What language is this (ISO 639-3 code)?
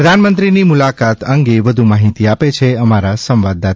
guj